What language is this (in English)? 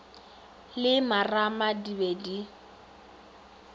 Northern Sotho